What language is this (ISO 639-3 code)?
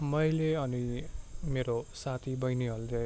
nep